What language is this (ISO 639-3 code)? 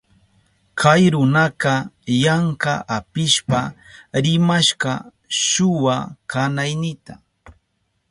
qup